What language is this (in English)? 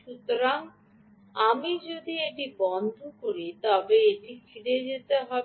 Bangla